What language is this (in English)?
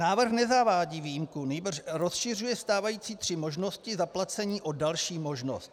Czech